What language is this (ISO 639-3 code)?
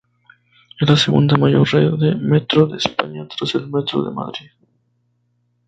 spa